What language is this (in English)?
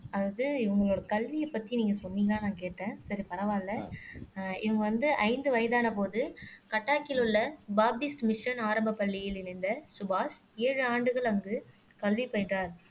Tamil